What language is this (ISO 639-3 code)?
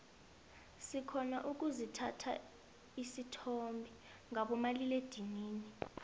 nbl